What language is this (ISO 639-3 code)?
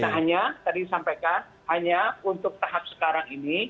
ind